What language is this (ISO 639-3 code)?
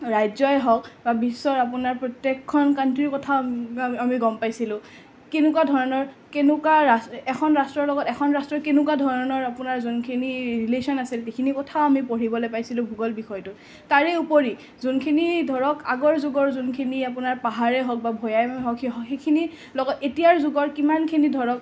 asm